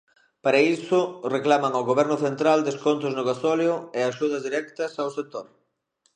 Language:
Galician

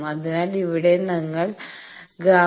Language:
Malayalam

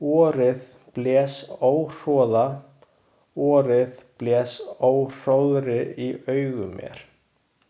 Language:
Icelandic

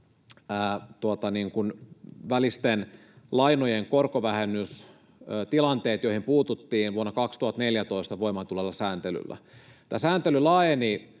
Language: Finnish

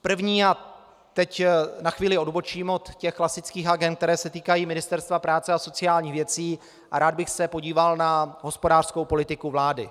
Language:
Czech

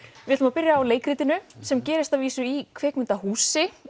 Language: Icelandic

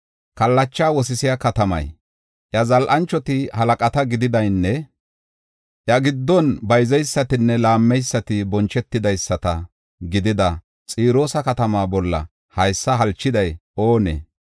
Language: Gofa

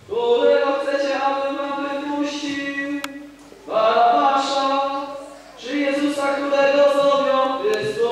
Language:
Polish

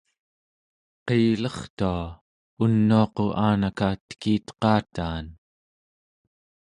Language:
Central Yupik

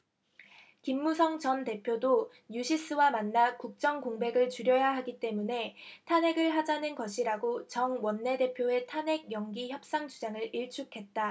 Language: Korean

